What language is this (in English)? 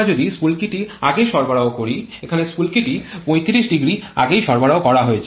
Bangla